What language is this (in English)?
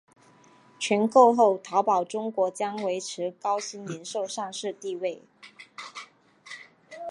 Chinese